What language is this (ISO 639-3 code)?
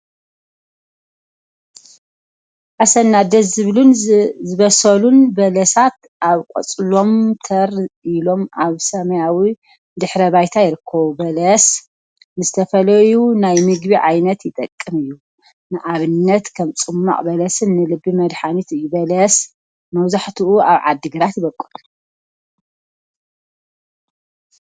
tir